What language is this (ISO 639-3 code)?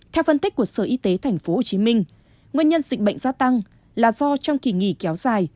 vie